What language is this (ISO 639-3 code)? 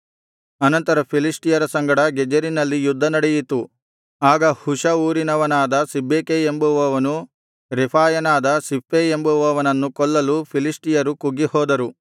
kan